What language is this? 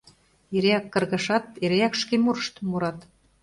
Mari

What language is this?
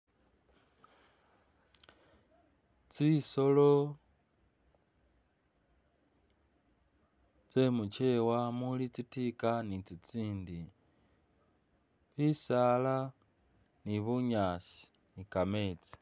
Masaaba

